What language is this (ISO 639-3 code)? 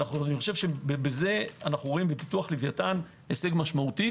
heb